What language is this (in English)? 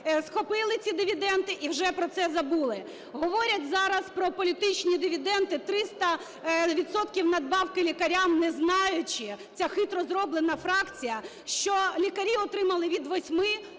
Ukrainian